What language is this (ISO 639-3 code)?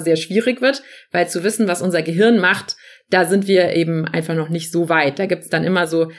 deu